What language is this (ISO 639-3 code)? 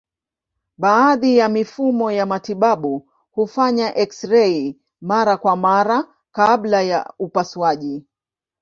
swa